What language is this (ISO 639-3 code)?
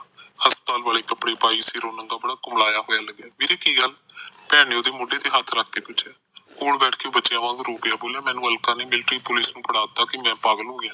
pan